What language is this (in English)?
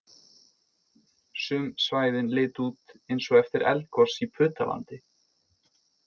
Icelandic